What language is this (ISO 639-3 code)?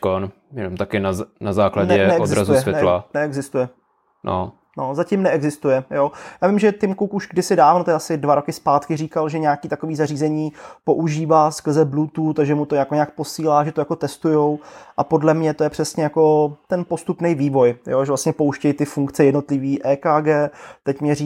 ces